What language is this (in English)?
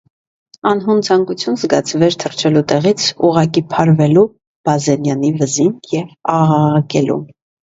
Armenian